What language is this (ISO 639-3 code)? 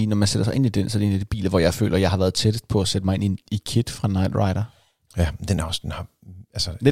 dan